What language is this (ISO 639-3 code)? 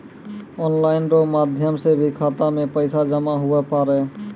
mai